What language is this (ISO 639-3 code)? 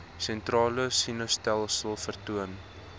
afr